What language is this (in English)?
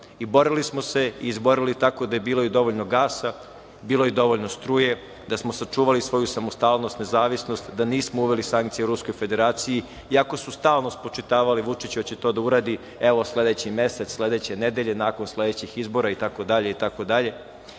Serbian